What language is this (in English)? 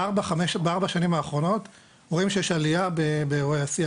Hebrew